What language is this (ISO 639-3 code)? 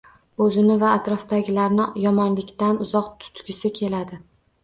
uzb